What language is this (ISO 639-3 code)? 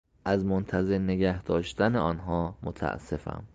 fas